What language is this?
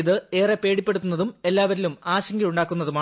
Malayalam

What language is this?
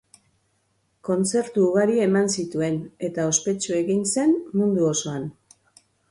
Basque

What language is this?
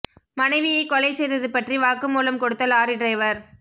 Tamil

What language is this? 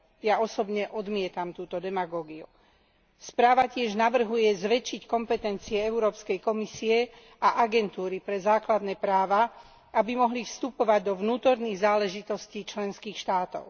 Slovak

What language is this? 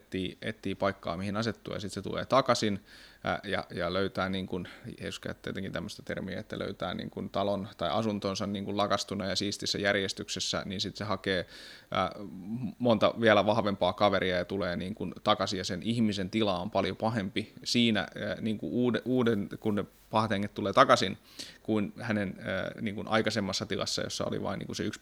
Finnish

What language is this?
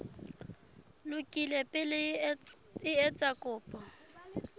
Southern Sotho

